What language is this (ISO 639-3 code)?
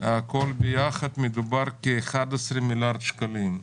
heb